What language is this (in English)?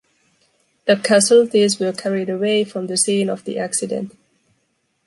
English